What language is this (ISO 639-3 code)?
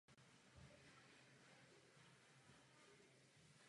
ces